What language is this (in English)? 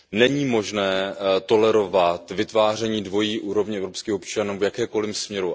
Czech